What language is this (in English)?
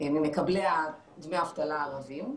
Hebrew